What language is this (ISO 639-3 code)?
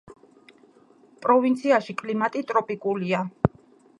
kat